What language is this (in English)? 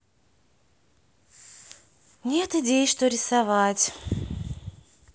Russian